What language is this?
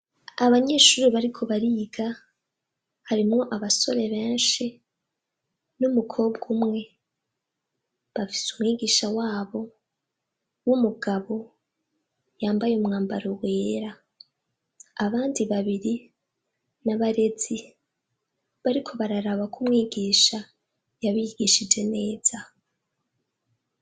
Rundi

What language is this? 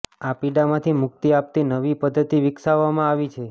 Gujarati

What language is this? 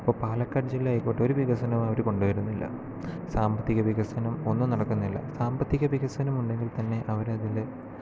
Malayalam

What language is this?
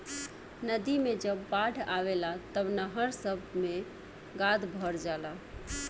Bhojpuri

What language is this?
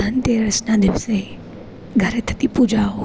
Gujarati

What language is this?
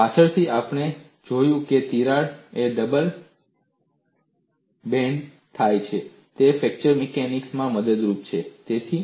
Gujarati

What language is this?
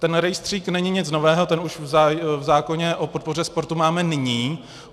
Czech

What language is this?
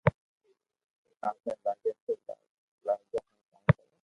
Loarki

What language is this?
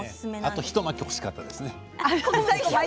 Japanese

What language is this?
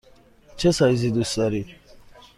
Persian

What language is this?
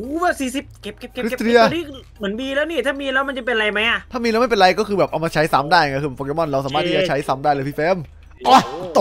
Thai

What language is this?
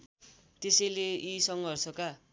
Nepali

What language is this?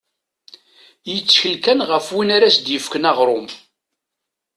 Kabyle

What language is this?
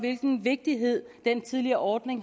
Danish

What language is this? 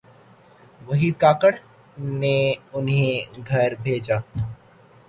Urdu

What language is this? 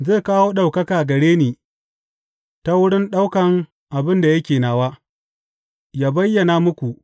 Hausa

